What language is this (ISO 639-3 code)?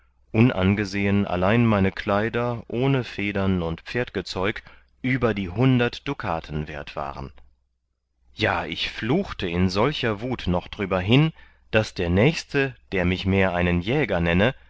deu